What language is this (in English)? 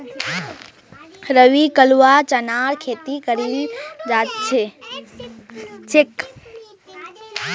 Magahi